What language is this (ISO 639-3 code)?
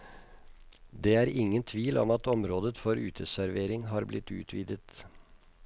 nor